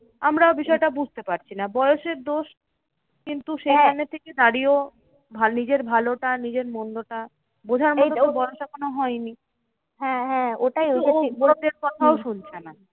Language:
Bangla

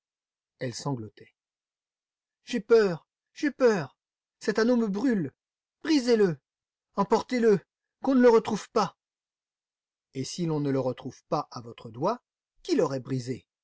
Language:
French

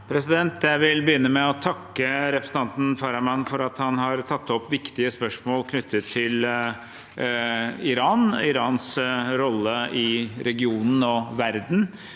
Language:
Norwegian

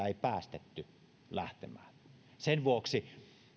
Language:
Finnish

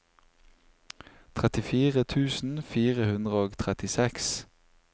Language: Norwegian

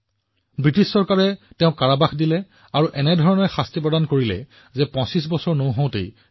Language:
Assamese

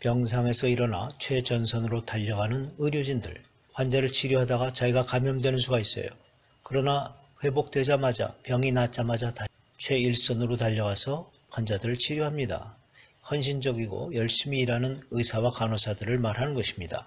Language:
Korean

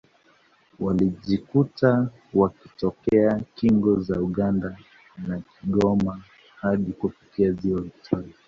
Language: Swahili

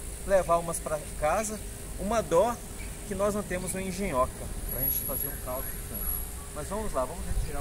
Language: Portuguese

